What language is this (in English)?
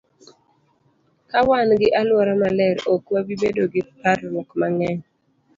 Luo (Kenya and Tanzania)